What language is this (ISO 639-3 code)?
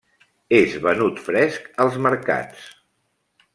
cat